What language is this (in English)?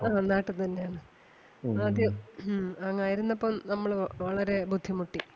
Malayalam